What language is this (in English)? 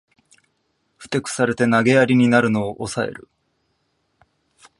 Japanese